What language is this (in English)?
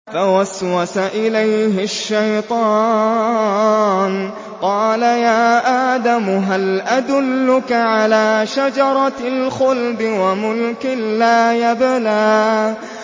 Arabic